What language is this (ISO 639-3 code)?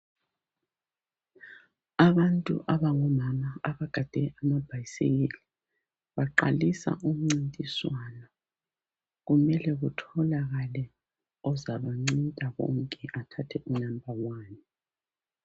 nde